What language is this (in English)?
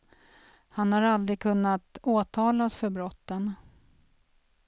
Swedish